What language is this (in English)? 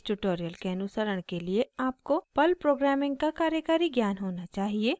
Hindi